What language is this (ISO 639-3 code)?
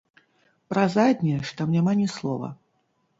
bel